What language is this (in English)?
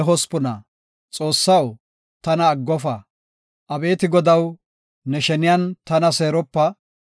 Gofa